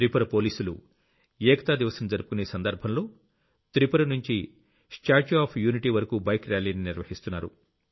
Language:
Telugu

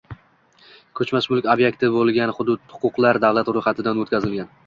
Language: Uzbek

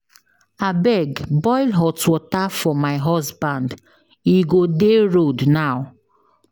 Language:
Nigerian Pidgin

